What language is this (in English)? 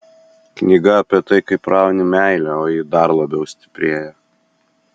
Lithuanian